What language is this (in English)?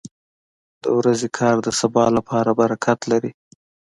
Pashto